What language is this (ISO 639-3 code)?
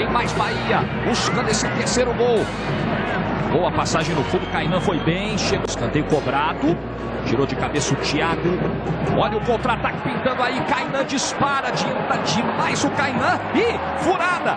por